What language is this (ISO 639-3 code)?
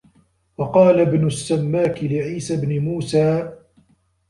ara